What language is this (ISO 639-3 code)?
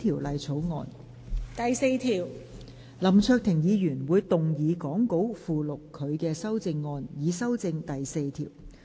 yue